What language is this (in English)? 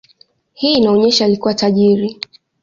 Swahili